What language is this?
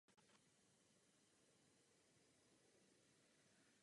Czech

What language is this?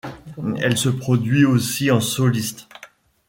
French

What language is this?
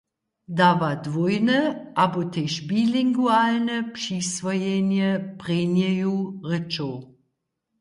Upper Sorbian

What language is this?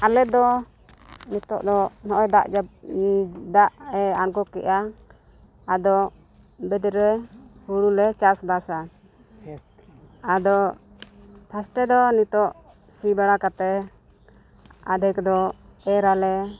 Santali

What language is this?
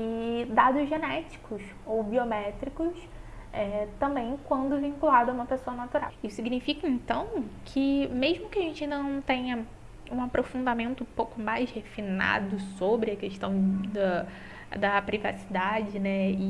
Portuguese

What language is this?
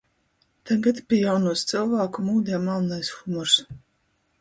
Latgalian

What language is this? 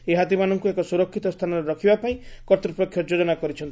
Odia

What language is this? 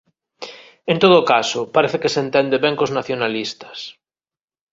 Galician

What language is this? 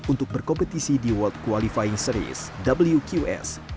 Indonesian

